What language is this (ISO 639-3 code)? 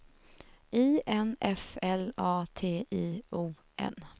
swe